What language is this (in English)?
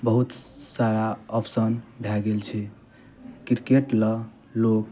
Maithili